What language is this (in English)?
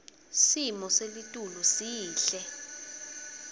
Swati